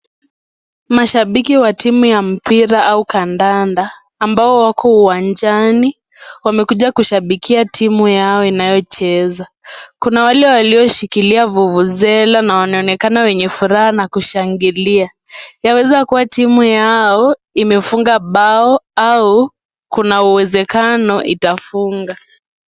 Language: Swahili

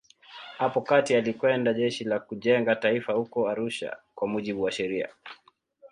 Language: Swahili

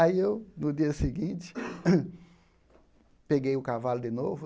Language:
Portuguese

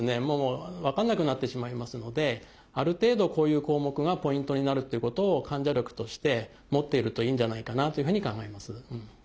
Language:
Japanese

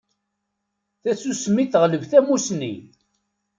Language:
Kabyle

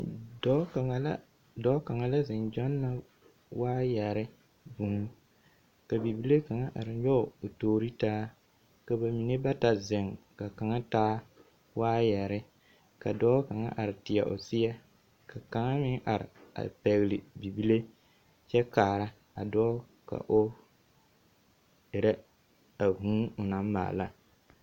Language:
Southern Dagaare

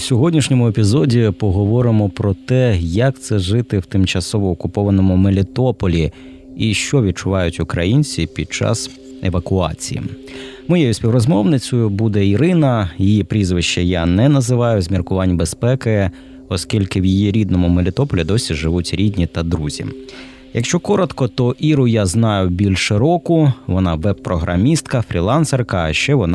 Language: Ukrainian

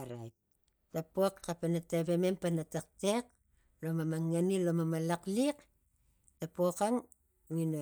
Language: Tigak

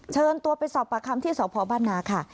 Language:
Thai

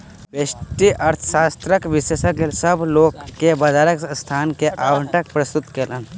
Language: Maithili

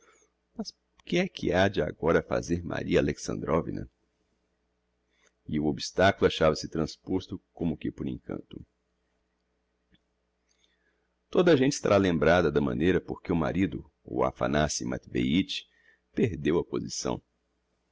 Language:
Portuguese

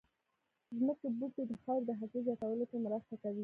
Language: Pashto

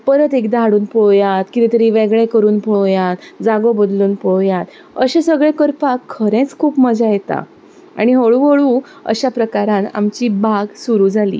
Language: Konkani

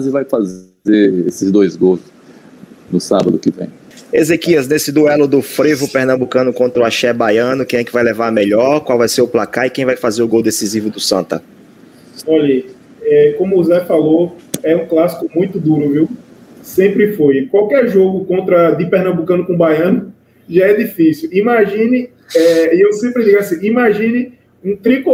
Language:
Portuguese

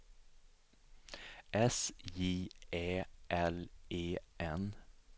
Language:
Swedish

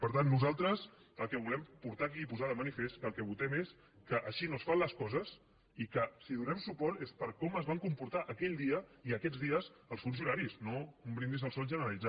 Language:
Catalan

